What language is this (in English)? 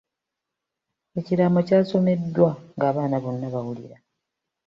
Ganda